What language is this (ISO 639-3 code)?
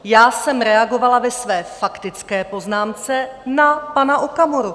ces